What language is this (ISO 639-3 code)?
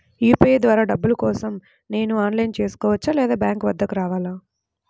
tel